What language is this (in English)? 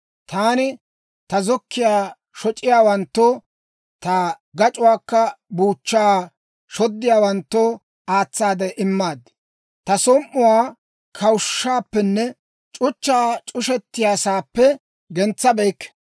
Dawro